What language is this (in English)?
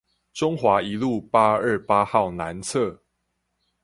Chinese